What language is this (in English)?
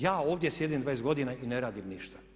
Croatian